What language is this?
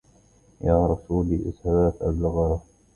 Arabic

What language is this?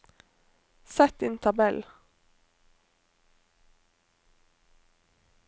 Norwegian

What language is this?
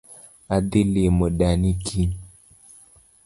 Luo (Kenya and Tanzania)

